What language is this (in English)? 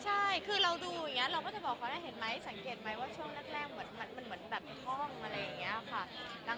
Thai